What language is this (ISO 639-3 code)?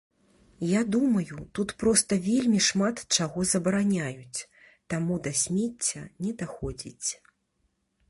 bel